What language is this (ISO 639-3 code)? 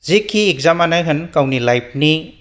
brx